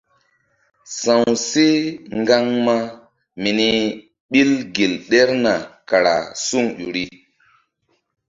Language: Mbum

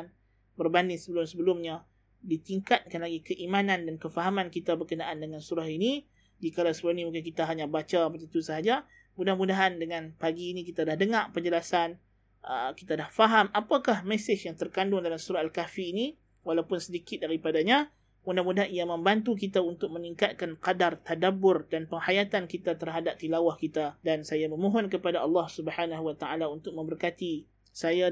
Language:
Malay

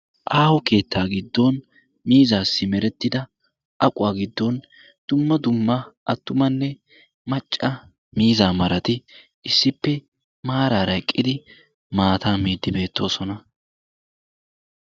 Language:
Wolaytta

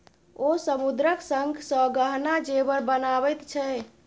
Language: Maithili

